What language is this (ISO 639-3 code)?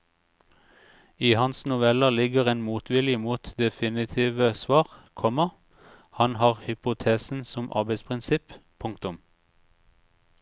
nor